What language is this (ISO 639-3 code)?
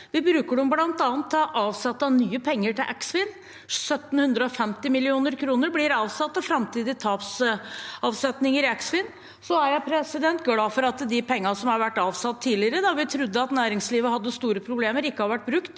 nor